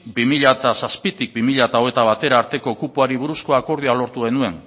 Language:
Basque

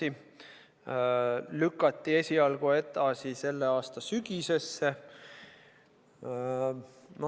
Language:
Estonian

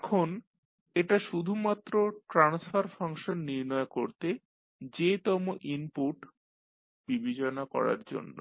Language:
Bangla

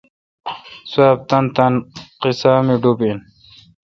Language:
Kalkoti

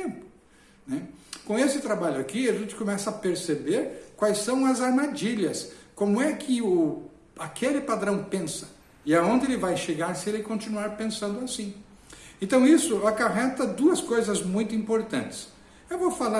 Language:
Portuguese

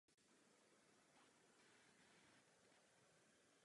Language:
Czech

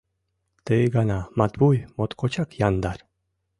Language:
Mari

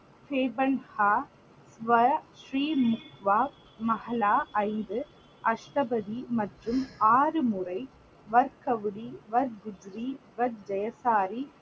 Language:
Tamil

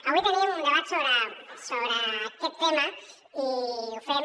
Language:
Catalan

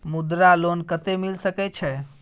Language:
Maithili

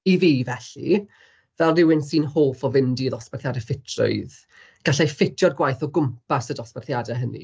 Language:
Welsh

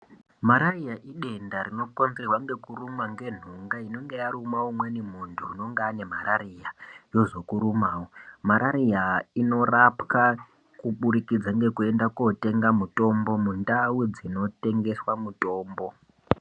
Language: Ndau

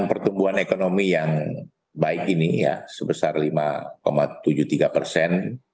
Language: Indonesian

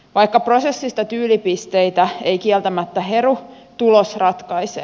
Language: Finnish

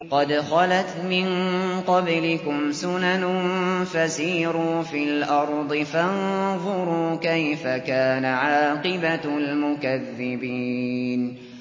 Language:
Arabic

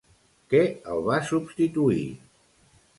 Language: Catalan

